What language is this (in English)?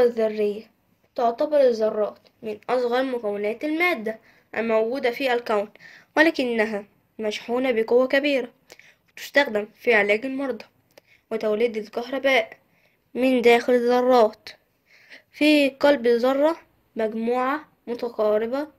Arabic